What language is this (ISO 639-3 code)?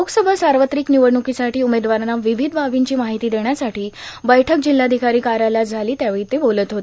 mar